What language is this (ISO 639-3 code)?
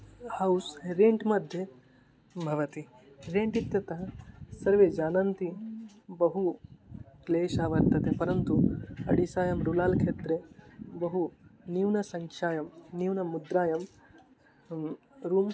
san